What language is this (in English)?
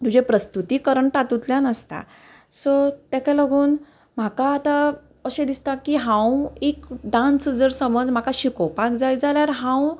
Konkani